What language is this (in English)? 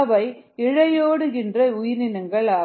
Tamil